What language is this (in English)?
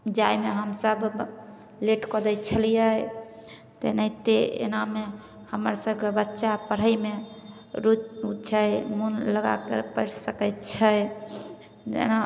Maithili